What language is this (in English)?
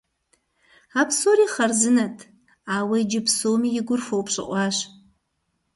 Kabardian